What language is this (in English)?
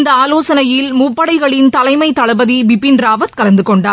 Tamil